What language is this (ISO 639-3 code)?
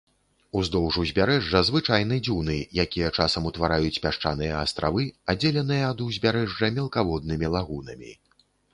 bel